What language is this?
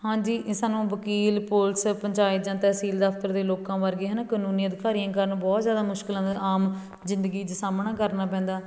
Punjabi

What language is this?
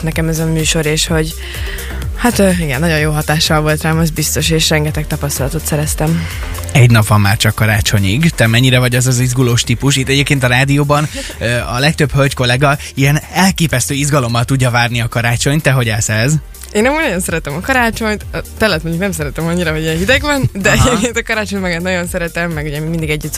Hungarian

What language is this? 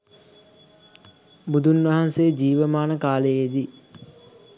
Sinhala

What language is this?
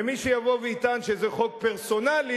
Hebrew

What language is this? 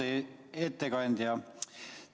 Estonian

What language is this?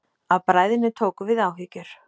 Icelandic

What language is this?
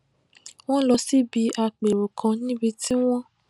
Yoruba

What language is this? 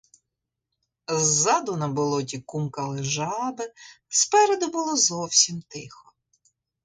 Ukrainian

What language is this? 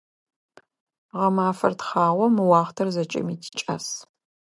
Adyghe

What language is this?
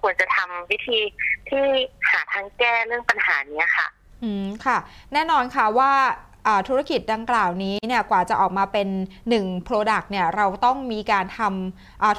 Thai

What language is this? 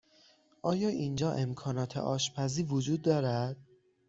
Persian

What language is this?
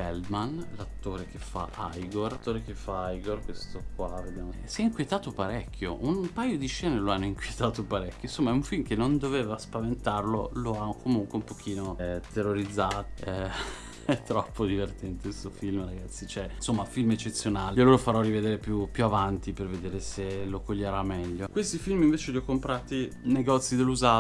Italian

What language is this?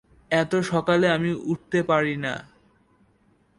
Bangla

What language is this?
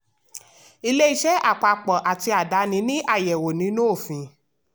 Yoruba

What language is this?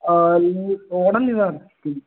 Tamil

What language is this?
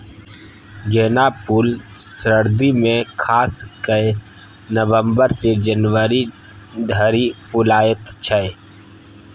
Maithili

